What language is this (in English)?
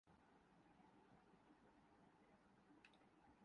Urdu